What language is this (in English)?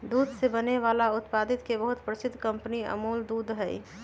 Magahi